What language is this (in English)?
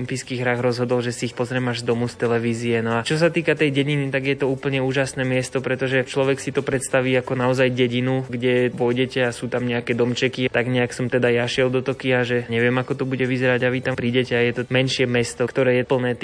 Slovak